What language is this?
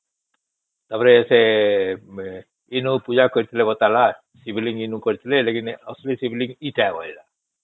Odia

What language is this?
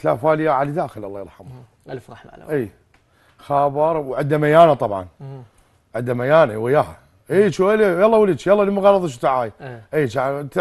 Arabic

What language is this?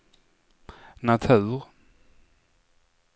Swedish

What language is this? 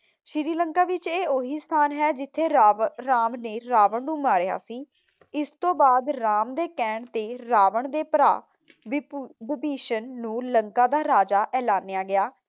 Punjabi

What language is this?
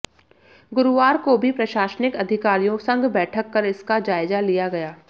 Hindi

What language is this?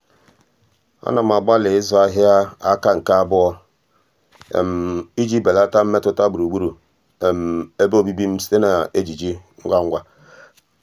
Igbo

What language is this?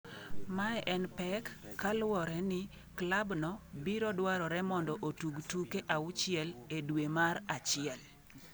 Luo (Kenya and Tanzania)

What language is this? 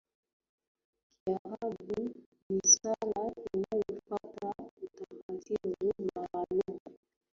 Swahili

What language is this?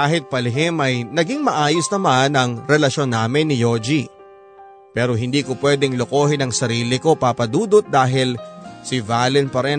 Filipino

